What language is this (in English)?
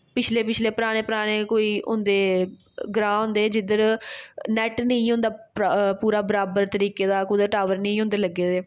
Dogri